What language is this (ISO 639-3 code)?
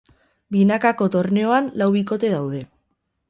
eus